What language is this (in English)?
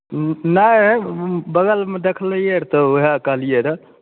Maithili